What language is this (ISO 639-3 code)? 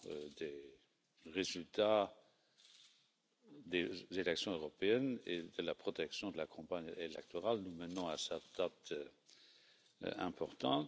fra